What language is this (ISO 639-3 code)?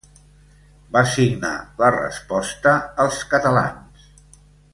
cat